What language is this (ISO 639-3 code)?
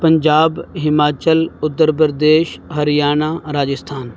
urd